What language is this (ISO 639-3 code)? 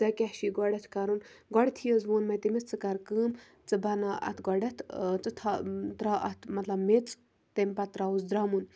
kas